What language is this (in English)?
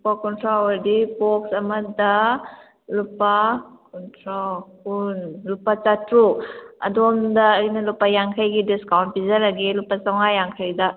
Manipuri